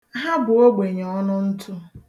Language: Igbo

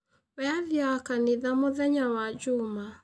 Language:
Kikuyu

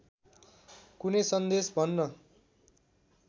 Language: Nepali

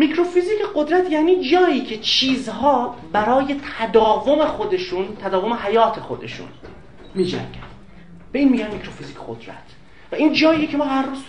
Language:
Persian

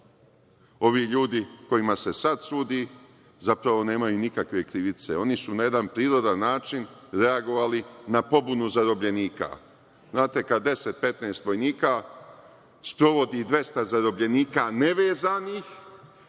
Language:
Serbian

